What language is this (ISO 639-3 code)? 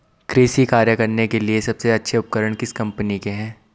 hin